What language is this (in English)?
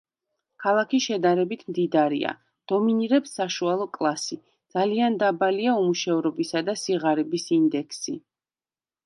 Georgian